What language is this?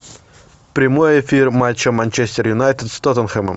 Russian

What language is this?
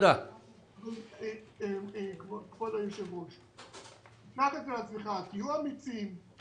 Hebrew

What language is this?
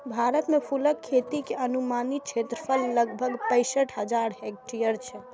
Maithili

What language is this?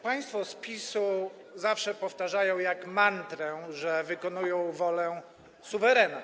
Polish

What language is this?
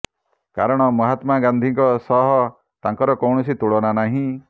Odia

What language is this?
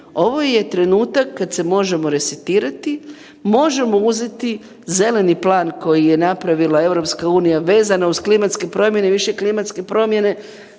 Croatian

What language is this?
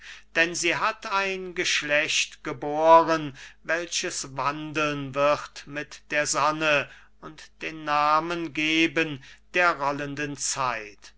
German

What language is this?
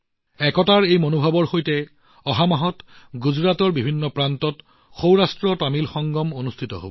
Assamese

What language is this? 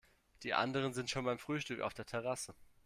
German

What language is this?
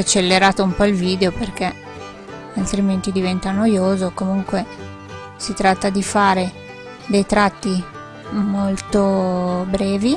Italian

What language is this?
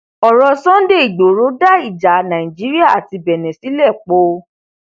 Yoruba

